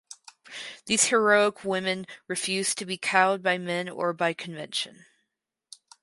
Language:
English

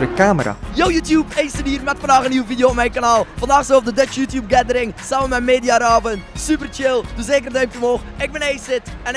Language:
Dutch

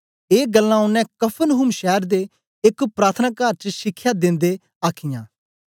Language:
Dogri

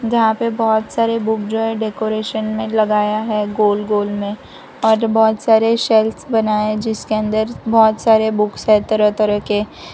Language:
Hindi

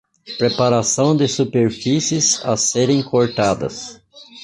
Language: Portuguese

